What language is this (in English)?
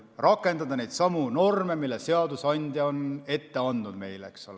Estonian